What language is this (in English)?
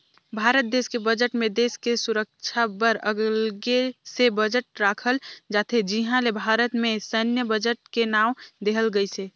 Chhattisgarhi